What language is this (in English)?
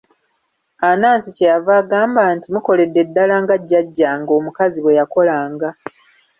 Ganda